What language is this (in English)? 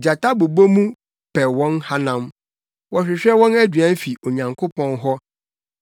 Akan